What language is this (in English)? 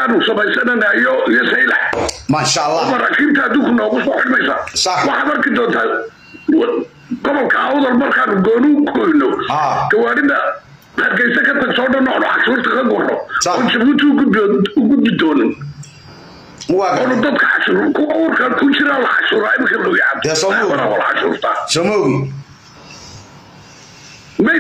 Arabic